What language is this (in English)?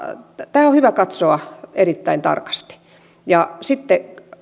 Finnish